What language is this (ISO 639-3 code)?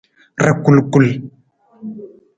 nmz